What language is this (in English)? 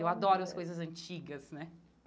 Portuguese